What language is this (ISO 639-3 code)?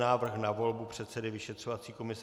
ces